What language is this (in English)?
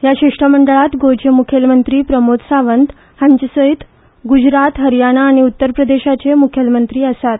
Konkani